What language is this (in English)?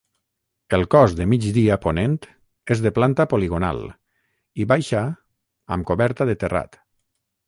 Catalan